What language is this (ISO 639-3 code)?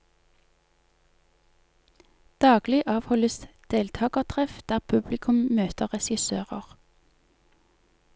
nor